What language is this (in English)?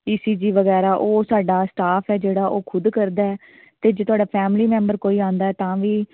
Punjabi